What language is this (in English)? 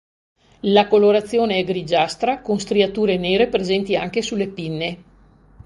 Italian